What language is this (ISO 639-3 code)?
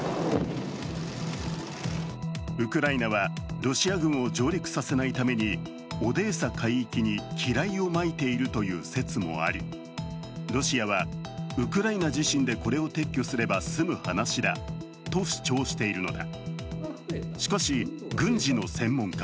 jpn